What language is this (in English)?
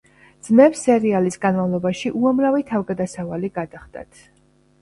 Georgian